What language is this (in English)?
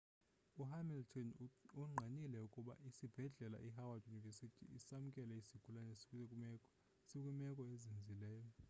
Xhosa